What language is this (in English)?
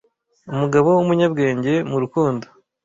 Kinyarwanda